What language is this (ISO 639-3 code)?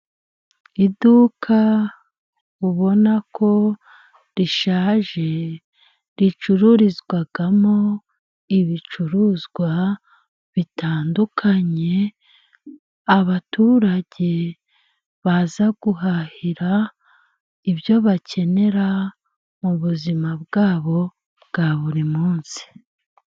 kin